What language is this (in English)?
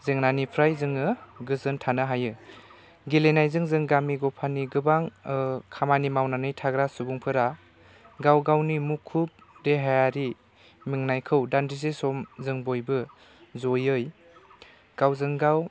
Bodo